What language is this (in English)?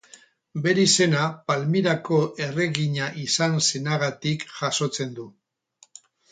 Basque